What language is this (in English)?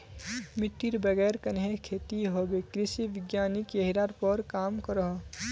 Magahi